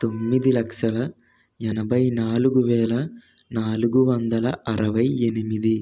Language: Telugu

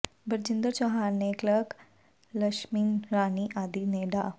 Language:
Punjabi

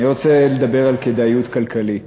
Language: Hebrew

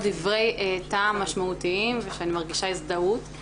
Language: Hebrew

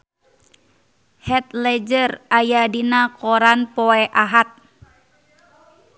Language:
Sundanese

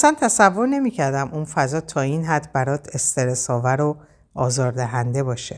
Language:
Persian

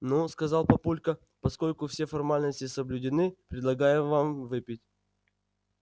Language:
Russian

